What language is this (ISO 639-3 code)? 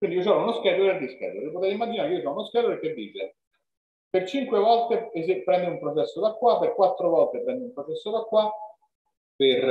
ita